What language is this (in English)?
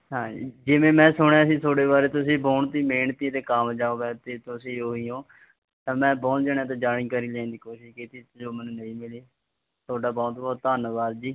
Punjabi